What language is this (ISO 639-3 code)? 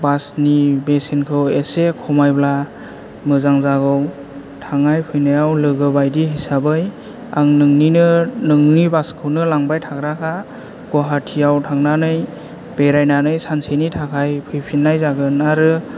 brx